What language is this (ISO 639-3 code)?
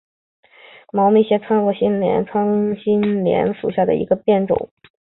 zho